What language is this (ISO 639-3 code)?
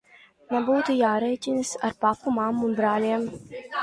lav